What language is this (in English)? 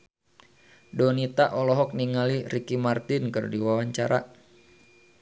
Sundanese